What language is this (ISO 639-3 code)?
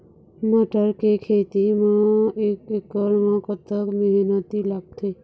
hne